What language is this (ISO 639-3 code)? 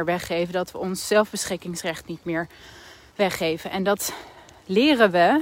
nld